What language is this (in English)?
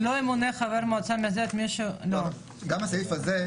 Hebrew